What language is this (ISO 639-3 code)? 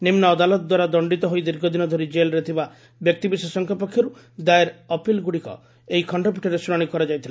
ori